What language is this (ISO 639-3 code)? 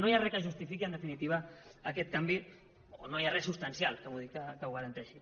cat